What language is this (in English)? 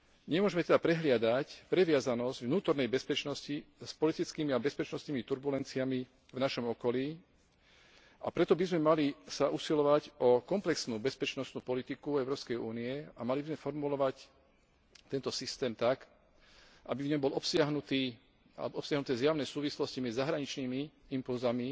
Slovak